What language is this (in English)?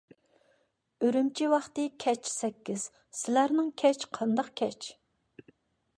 Uyghur